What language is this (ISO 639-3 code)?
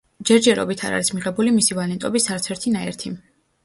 kat